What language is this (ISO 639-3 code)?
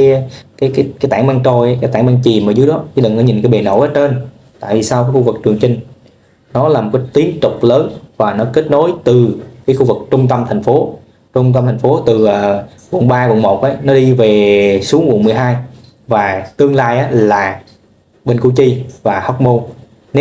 vie